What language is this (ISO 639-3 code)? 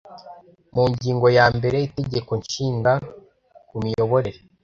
kin